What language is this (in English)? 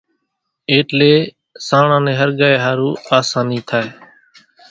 Kachi Koli